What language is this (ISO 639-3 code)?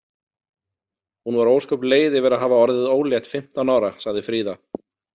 isl